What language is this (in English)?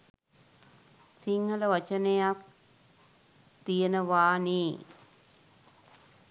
Sinhala